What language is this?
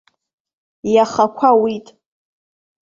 Abkhazian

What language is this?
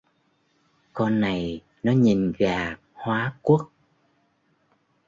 Vietnamese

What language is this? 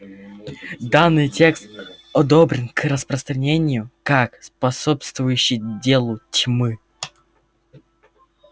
Russian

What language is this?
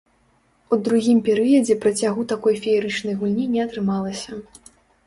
Belarusian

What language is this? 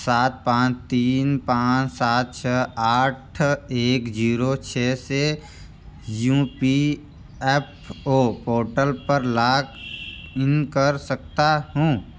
Hindi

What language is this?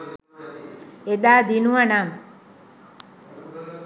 Sinhala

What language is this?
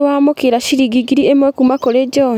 Kikuyu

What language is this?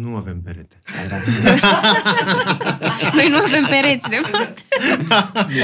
Romanian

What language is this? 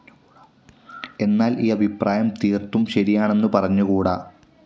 Malayalam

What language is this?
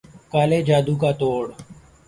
Urdu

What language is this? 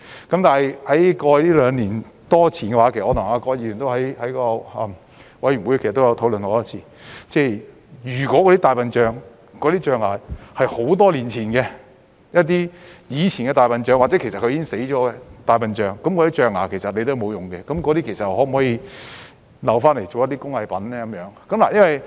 Cantonese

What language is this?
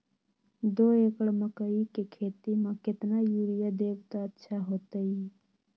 Magahi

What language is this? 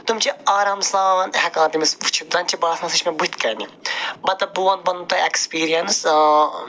Kashmiri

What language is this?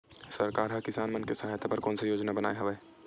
Chhattisgarhi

